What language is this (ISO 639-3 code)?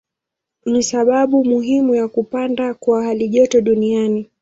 swa